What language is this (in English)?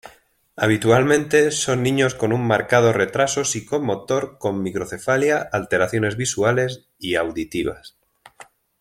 Spanish